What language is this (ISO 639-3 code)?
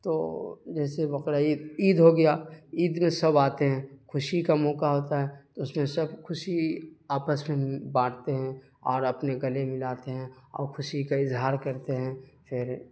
urd